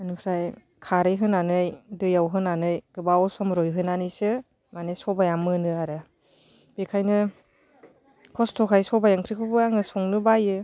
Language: Bodo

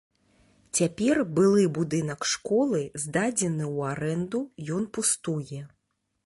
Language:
Belarusian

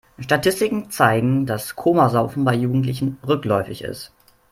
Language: German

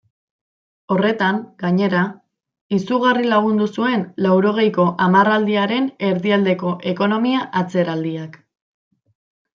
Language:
Basque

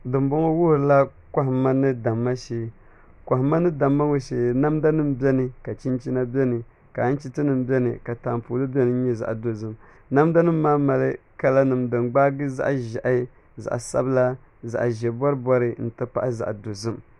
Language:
Dagbani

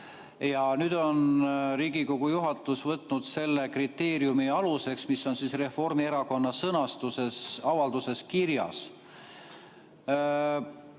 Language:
Estonian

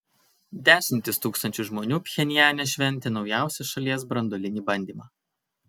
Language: Lithuanian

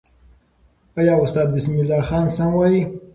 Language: Pashto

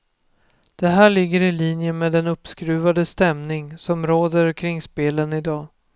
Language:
Swedish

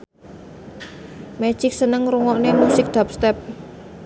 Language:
Javanese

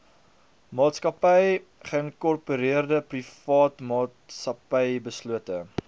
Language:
Afrikaans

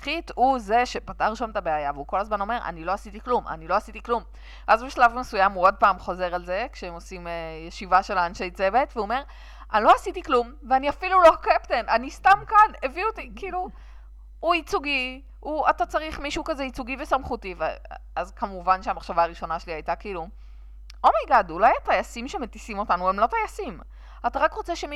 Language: Hebrew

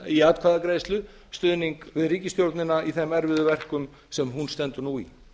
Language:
Icelandic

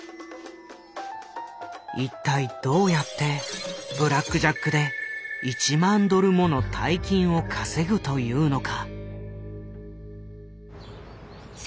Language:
Japanese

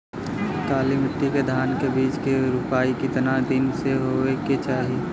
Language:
Bhojpuri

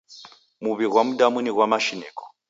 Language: Taita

